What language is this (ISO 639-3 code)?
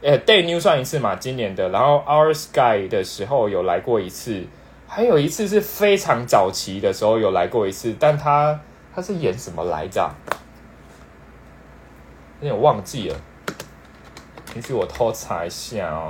zho